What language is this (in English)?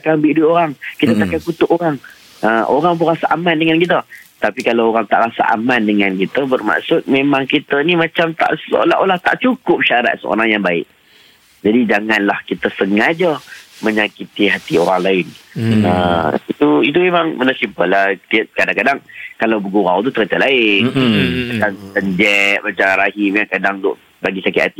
Malay